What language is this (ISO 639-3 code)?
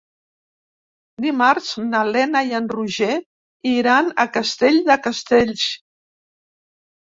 cat